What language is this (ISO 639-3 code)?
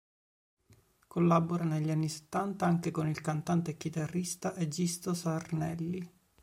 ita